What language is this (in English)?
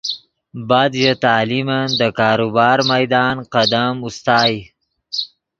Yidgha